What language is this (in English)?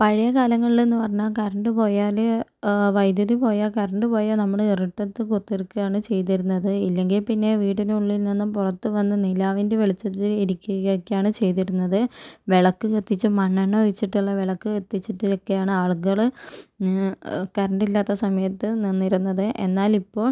Malayalam